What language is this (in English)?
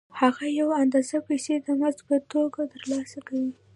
Pashto